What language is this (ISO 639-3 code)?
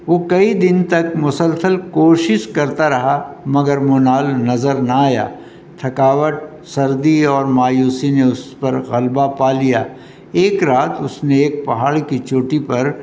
urd